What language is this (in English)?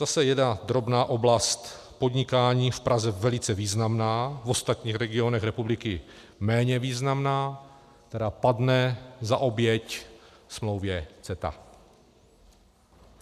Czech